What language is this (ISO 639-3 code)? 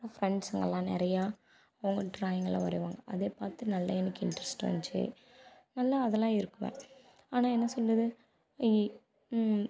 tam